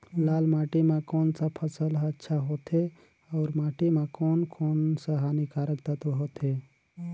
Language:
Chhattisgarhi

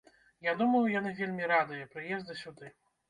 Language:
Belarusian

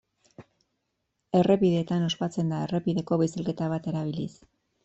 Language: Basque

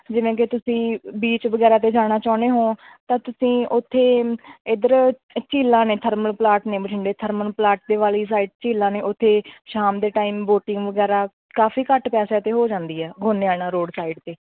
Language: Punjabi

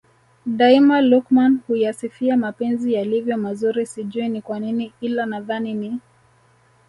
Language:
Swahili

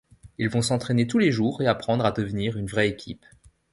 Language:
French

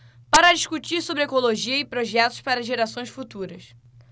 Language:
Portuguese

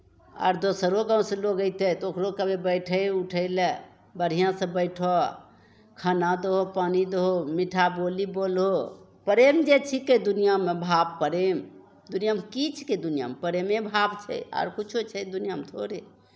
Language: Maithili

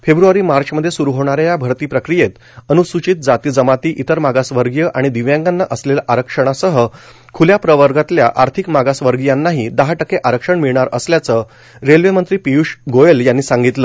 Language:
Marathi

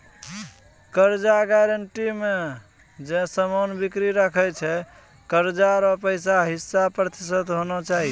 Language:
Maithili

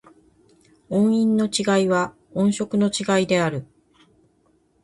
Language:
Japanese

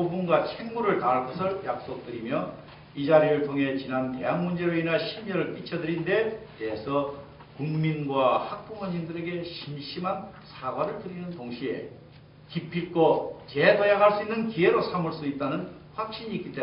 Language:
Korean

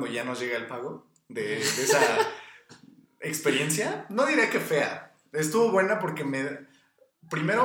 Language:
Spanish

